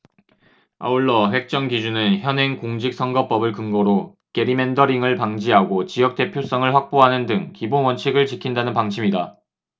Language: Korean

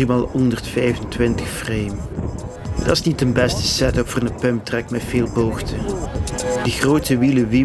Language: Dutch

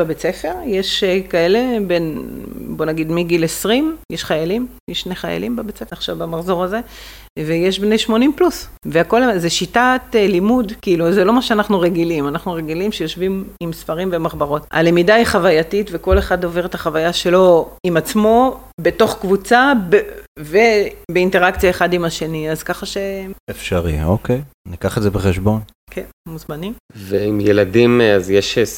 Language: Hebrew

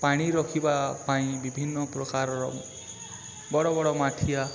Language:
Odia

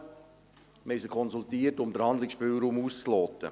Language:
Swiss German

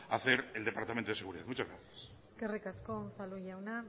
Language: Spanish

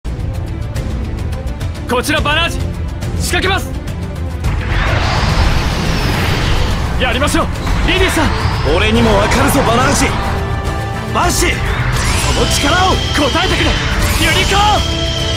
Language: Japanese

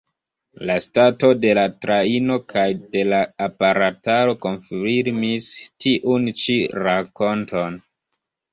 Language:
Esperanto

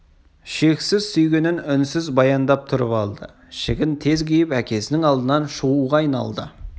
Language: Kazakh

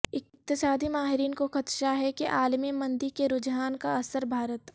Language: Urdu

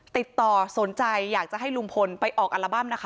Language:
Thai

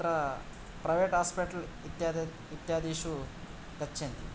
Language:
Sanskrit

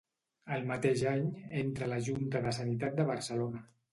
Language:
Catalan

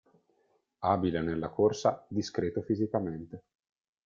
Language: Italian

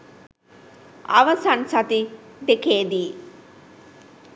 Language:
Sinhala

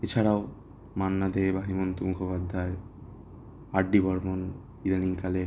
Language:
Bangla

